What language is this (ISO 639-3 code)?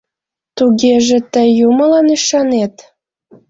chm